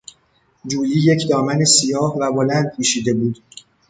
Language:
Persian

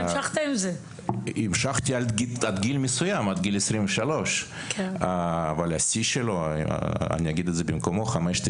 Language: Hebrew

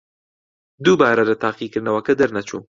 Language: Central Kurdish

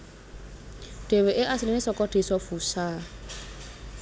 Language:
Javanese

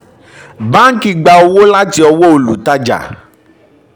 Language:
Yoruba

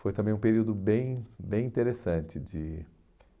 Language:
Portuguese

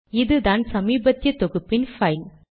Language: Tamil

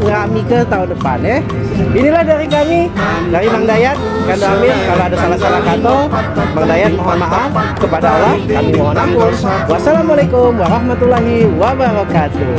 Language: Indonesian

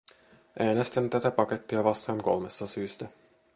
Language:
Finnish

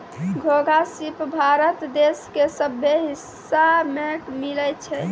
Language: Maithili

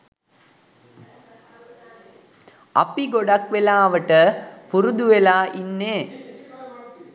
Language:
Sinhala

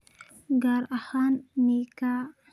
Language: Somali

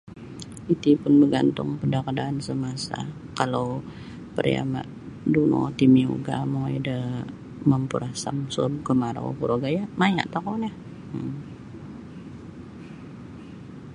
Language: Sabah Bisaya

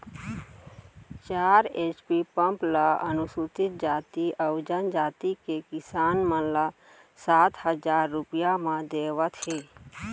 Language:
Chhattisgarhi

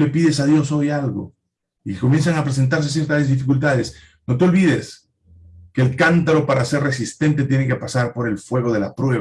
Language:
Spanish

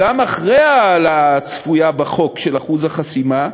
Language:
Hebrew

